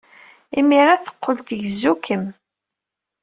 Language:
Kabyle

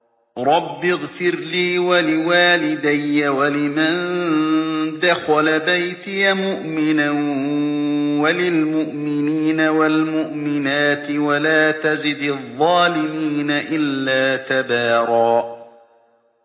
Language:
Arabic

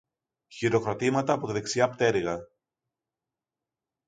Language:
Greek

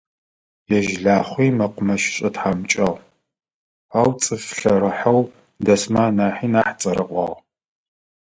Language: Adyghe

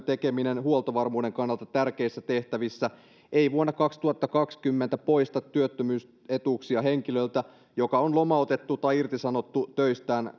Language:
Finnish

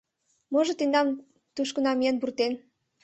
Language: Mari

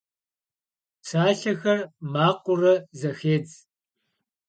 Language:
Kabardian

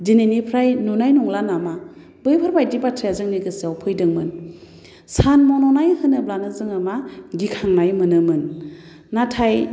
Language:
Bodo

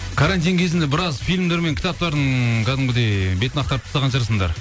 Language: Kazakh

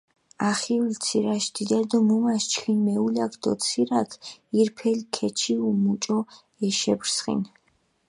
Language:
Mingrelian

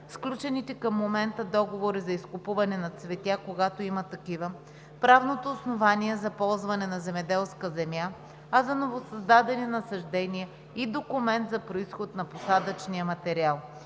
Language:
Bulgarian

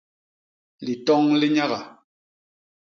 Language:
Basaa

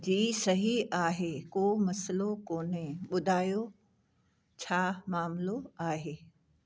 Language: Sindhi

